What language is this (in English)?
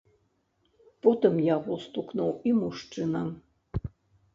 Belarusian